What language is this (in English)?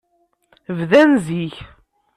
Kabyle